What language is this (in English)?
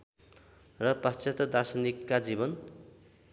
Nepali